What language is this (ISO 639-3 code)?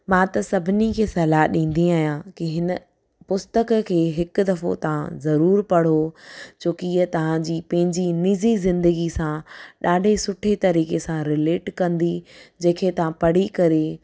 snd